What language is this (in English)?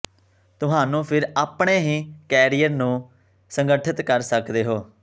Punjabi